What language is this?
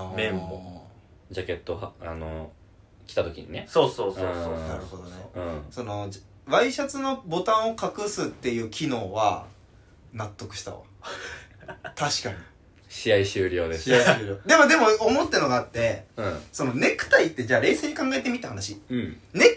Japanese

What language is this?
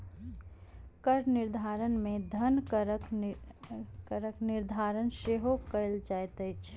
Maithili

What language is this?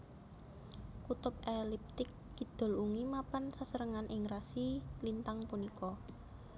Javanese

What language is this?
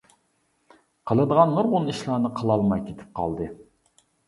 Uyghur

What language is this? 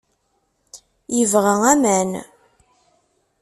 Kabyle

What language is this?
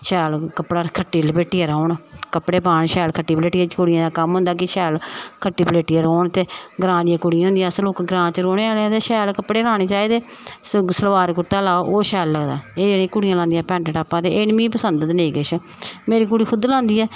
Dogri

